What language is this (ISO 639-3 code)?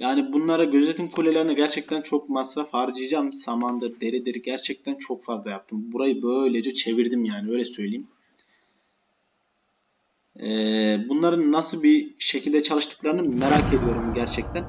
tur